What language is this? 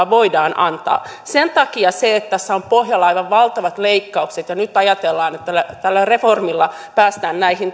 Finnish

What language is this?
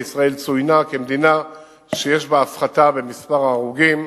Hebrew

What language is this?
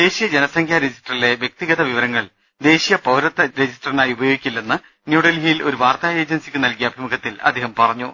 Malayalam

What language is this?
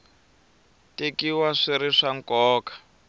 Tsonga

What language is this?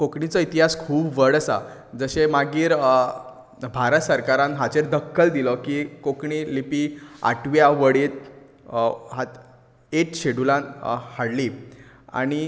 Konkani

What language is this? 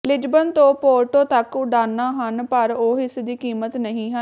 Punjabi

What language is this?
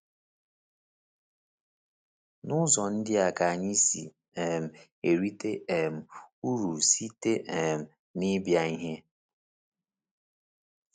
Igbo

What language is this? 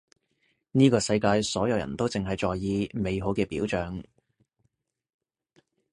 Cantonese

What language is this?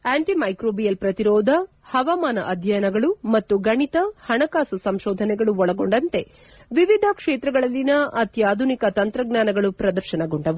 Kannada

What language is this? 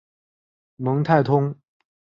Chinese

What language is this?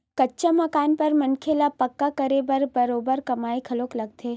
Chhattisgarhi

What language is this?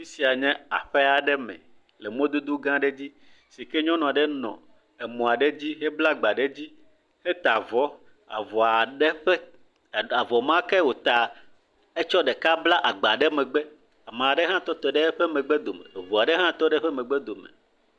Ewe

